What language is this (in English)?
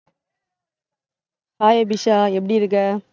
Tamil